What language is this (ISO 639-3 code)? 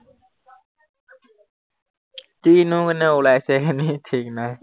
asm